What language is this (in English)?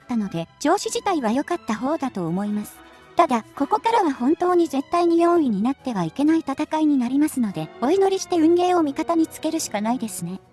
Japanese